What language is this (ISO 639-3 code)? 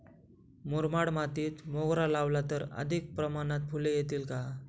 mar